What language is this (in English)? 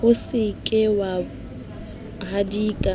Southern Sotho